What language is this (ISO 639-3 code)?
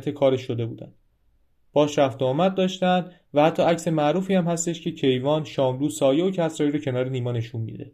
fas